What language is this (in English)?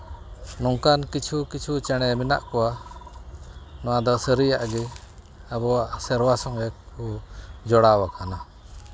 Santali